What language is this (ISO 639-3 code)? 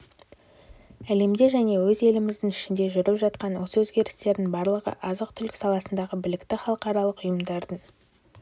kaz